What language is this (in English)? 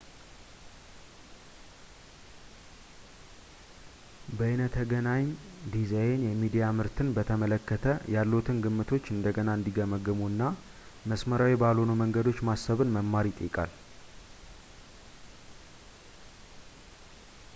Amharic